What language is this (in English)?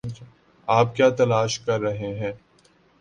Urdu